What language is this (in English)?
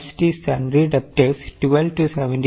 Malayalam